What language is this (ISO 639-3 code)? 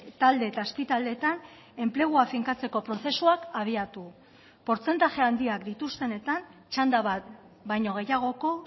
eus